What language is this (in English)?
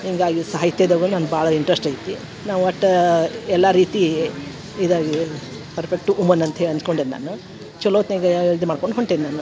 Kannada